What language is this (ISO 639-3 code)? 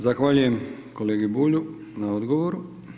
hrv